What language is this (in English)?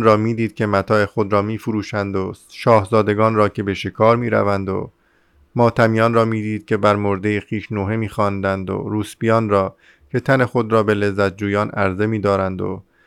Persian